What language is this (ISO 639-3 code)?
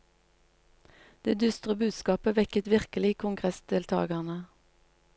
nor